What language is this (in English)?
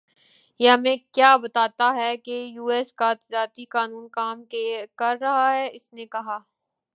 Urdu